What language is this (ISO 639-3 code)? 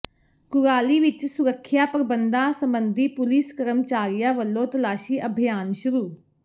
pan